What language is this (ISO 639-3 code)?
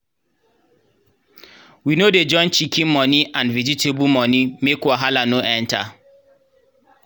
pcm